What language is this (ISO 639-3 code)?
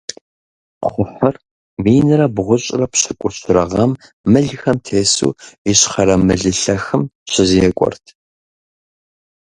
kbd